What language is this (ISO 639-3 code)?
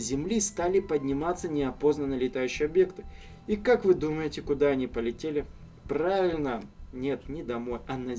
rus